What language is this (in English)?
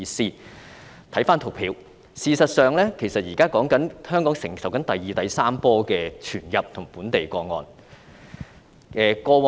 Cantonese